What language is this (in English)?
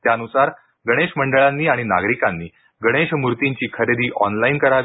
Marathi